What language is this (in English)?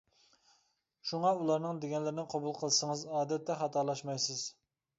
Uyghur